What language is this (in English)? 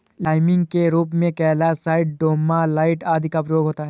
Hindi